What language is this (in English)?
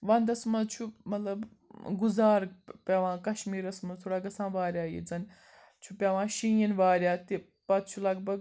Kashmiri